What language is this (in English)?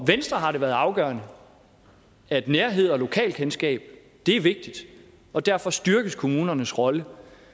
Danish